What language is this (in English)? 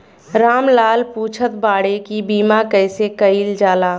Bhojpuri